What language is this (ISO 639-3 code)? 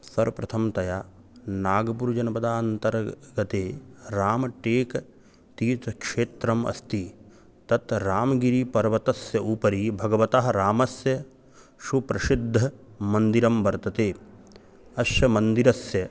san